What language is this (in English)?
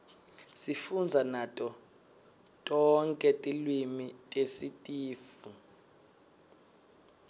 Swati